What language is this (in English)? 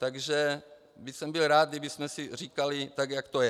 Czech